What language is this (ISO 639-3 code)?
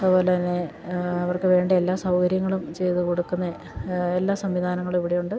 mal